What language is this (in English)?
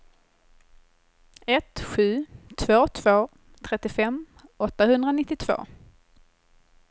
Swedish